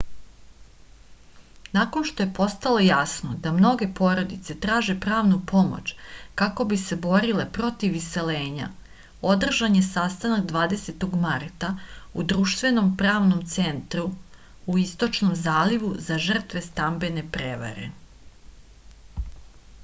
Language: Serbian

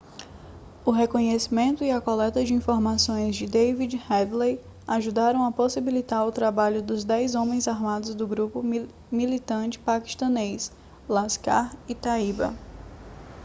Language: Portuguese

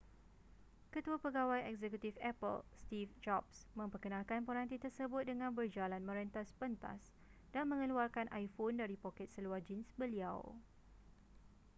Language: Malay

